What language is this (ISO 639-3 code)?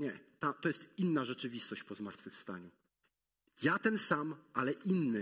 pol